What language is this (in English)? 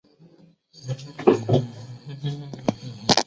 Chinese